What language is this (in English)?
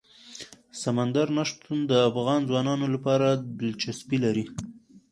Pashto